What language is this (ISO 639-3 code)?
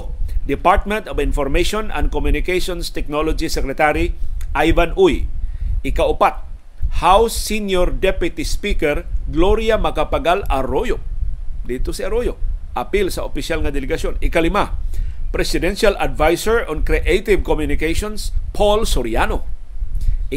fil